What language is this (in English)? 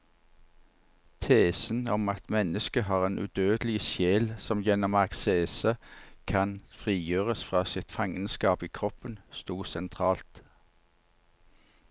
Norwegian